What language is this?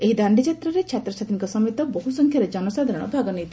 Odia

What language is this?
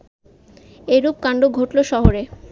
Bangla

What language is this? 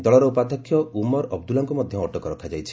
Odia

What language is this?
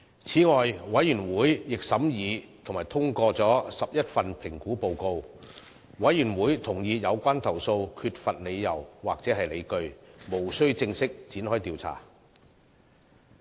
Cantonese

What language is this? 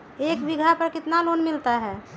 Magahi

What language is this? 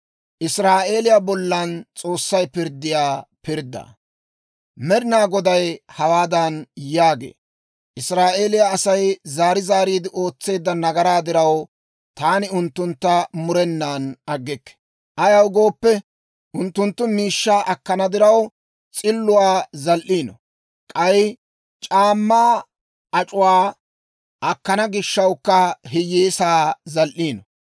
Dawro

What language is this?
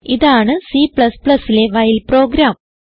Malayalam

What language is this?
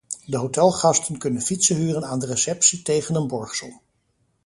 Dutch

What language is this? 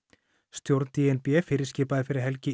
Icelandic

